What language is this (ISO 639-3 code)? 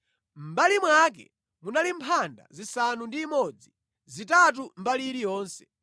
nya